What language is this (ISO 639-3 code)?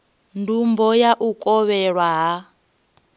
ven